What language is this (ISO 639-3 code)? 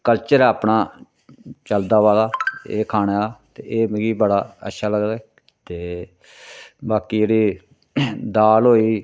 doi